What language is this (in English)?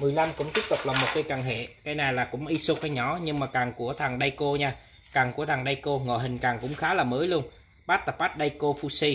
Vietnamese